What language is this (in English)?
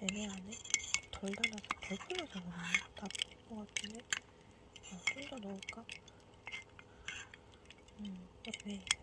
Korean